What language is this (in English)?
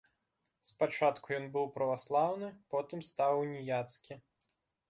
Belarusian